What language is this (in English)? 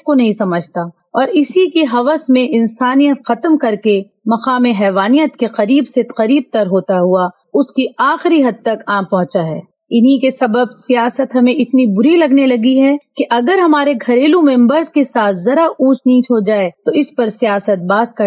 Urdu